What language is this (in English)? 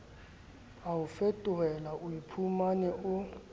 Southern Sotho